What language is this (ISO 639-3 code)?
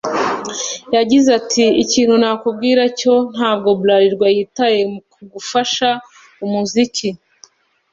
kin